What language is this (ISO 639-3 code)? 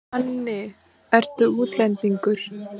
isl